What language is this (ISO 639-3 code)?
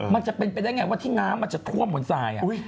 tha